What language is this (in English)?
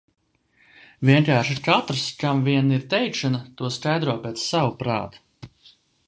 Latvian